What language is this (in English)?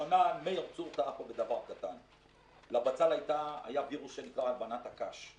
Hebrew